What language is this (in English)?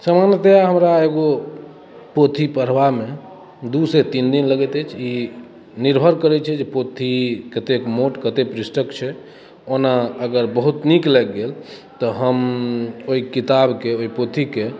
Maithili